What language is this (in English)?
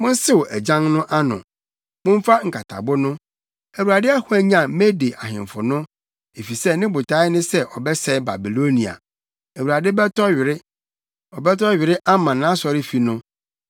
Akan